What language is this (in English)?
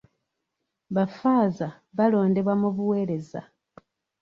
Ganda